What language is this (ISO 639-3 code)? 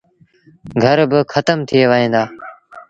sbn